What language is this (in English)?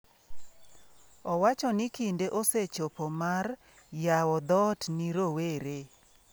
Luo (Kenya and Tanzania)